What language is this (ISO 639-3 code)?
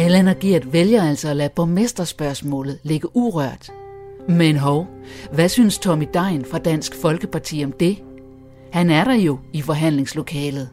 dan